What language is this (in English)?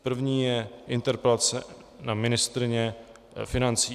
Czech